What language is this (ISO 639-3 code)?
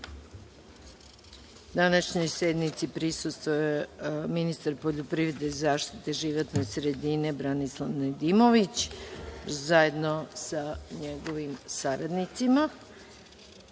srp